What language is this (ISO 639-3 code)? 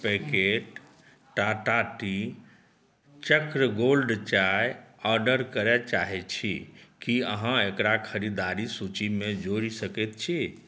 mai